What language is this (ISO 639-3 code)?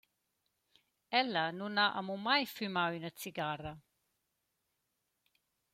roh